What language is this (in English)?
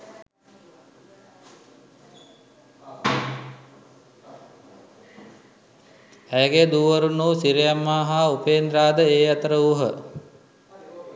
Sinhala